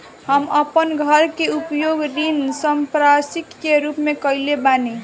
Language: Bhojpuri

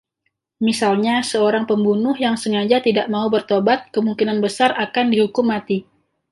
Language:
Indonesian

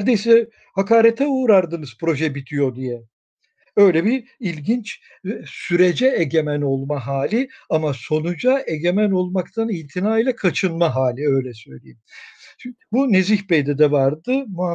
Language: Turkish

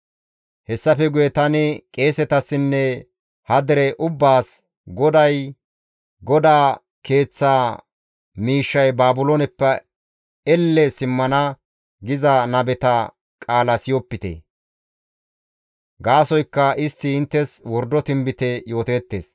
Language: Gamo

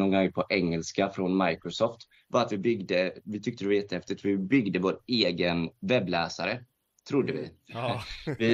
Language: Swedish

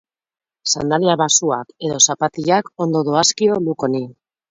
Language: Basque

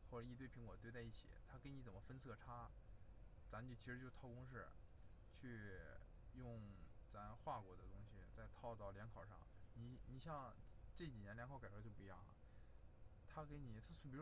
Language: Chinese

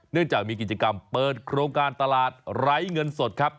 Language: Thai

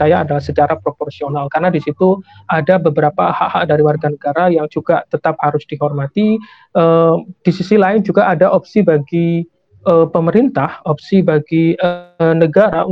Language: Indonesian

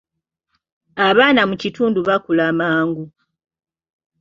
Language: Ganda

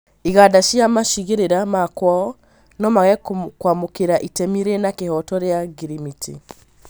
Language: Kikuyu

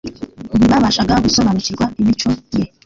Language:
Kinyarwanda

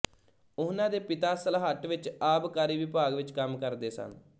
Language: Punjabi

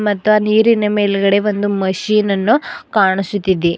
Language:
Kannada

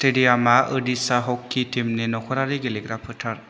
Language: Bodo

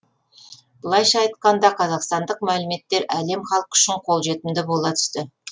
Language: Kazakh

